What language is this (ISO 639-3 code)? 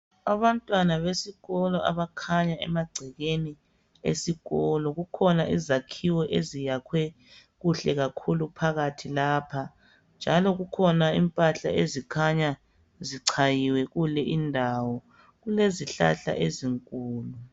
nde